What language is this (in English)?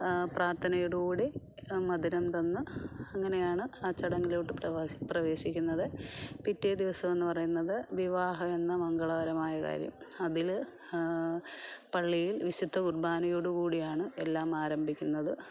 Malayalam